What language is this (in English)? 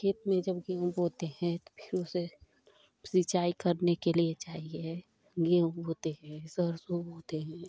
Hindi